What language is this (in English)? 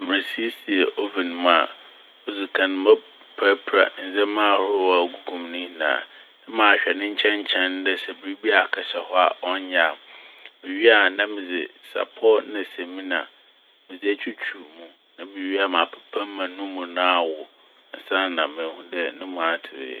Akan